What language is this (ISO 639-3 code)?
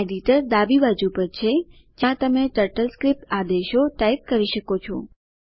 guj